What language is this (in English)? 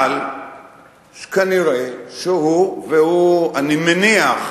Hebrew